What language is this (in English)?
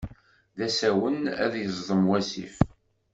Kabyle